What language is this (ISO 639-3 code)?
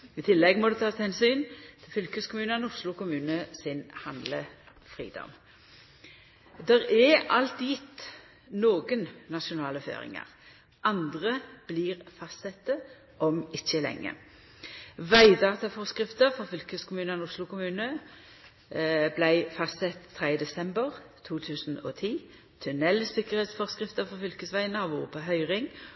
nno